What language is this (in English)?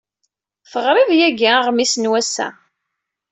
Kabyle